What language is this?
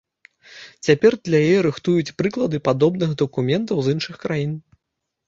Belarusian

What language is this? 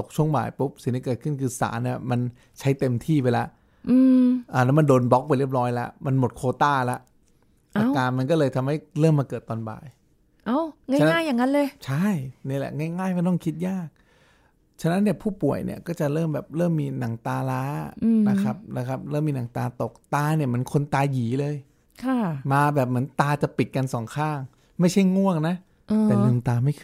Thai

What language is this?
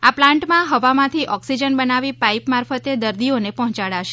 Gujarati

